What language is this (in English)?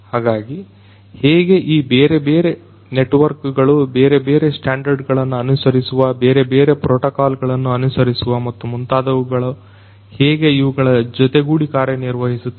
Kannada